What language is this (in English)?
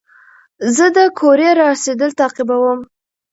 Pashto